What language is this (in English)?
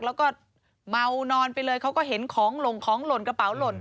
Thai